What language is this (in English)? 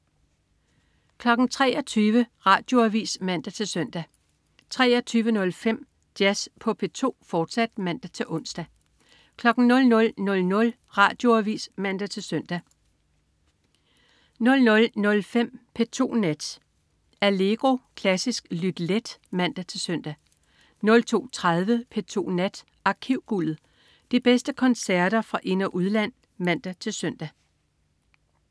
Danish